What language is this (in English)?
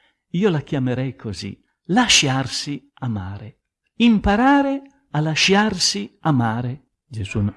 Italian